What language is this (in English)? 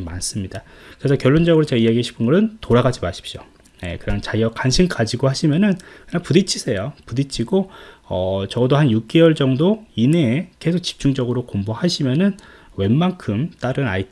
Korean